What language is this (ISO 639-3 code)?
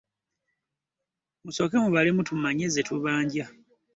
lug